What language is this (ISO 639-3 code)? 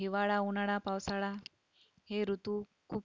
mar